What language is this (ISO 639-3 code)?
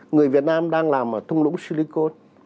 vie